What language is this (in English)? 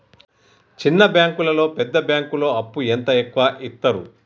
Telugu